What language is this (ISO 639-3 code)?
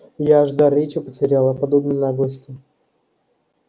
rus